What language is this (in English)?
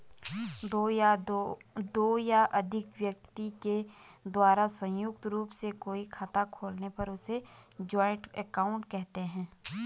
Hindi